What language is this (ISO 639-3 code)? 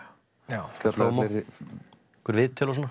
isl